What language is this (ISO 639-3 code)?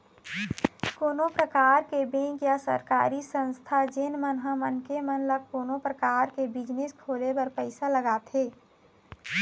hne